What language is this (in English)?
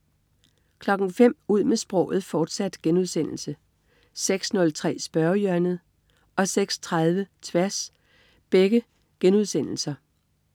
Danish